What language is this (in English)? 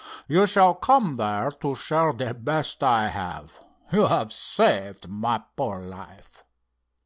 English